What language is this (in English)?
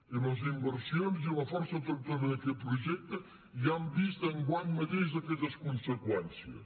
Catalan